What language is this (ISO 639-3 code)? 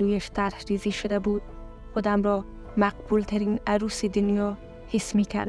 fas